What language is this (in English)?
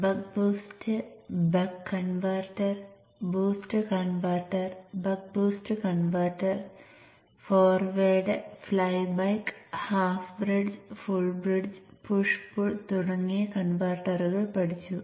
Malayalam